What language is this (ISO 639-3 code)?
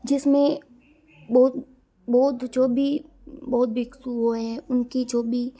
hin